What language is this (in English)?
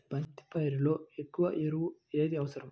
Telugu